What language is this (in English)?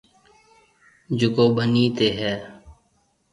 Marwari (Pakistan)